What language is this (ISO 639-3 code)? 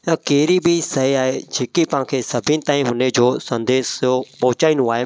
snd